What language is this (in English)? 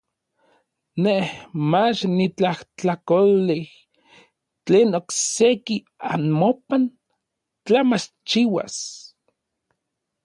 Orizaba Nahuatl